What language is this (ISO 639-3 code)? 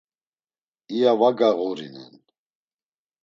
lzz